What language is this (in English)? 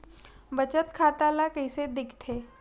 Chhattisgarhi